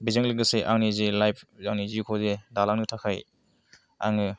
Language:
Bodo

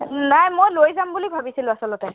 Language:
Assamese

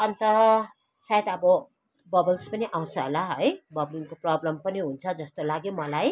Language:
Nepali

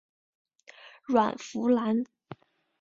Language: Chinese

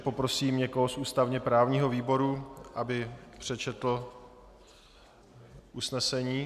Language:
Czech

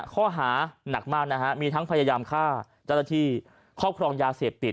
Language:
Thai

